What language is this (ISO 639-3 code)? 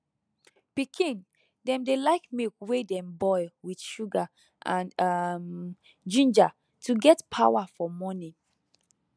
pcm